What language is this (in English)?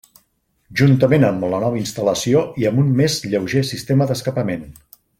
Catalan